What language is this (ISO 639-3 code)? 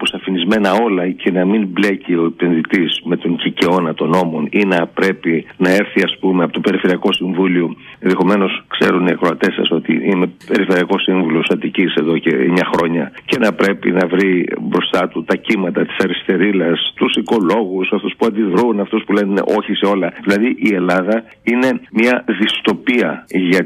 ell